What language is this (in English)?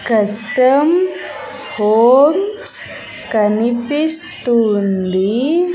Telugu